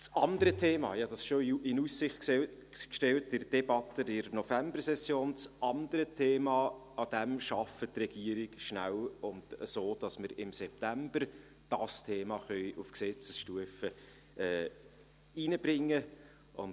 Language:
Swiss German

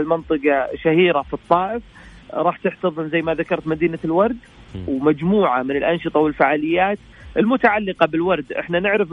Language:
Arabic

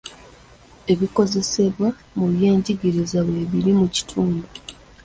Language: Ganda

